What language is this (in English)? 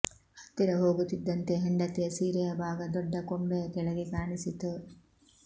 Kannada